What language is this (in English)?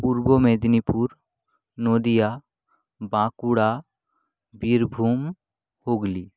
Bangla